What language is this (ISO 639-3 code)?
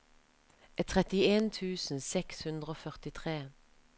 nor